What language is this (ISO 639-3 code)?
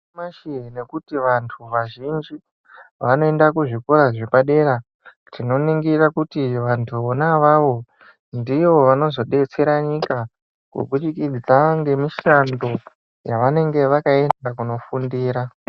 ndc